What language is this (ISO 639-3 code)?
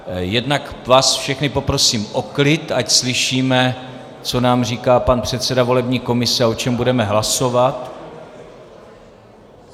ces